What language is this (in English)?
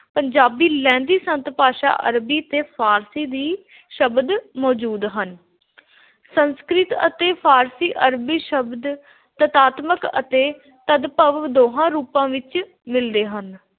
Punjabi